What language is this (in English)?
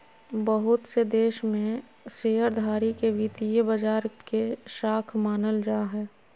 Magahi